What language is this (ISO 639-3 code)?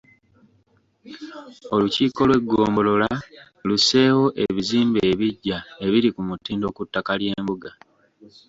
lug